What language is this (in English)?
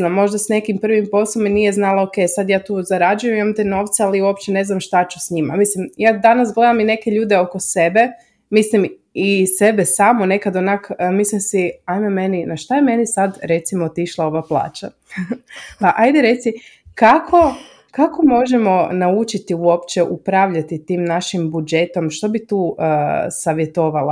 Croatian